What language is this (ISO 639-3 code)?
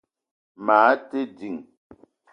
eto